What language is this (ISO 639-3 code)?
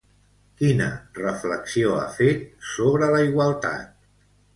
cat